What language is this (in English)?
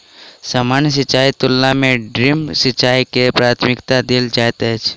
Maithili